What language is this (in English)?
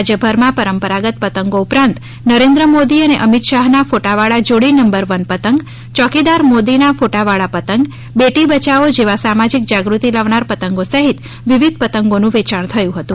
Gujarati